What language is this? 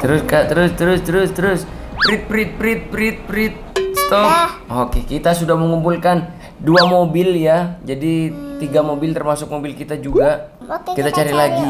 Indonesian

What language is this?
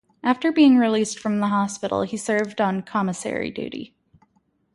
English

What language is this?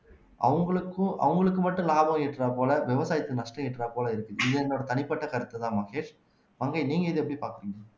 Tamil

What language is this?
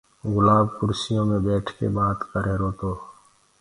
Gurgula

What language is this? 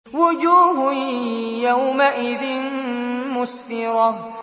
Arabic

